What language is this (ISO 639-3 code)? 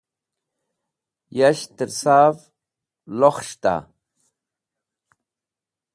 wbl